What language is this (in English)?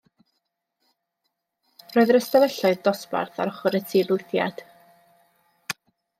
Welsh